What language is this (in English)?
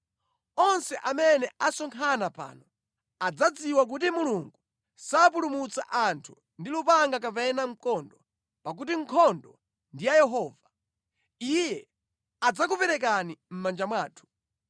Nyanja